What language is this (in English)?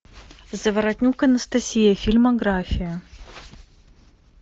Russian